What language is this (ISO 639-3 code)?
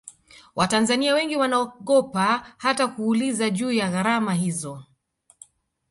swa